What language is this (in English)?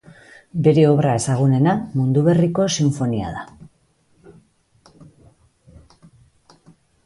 Basque